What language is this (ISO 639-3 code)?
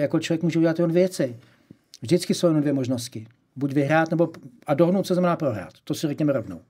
ces